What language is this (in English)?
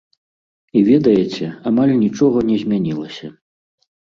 Belarusian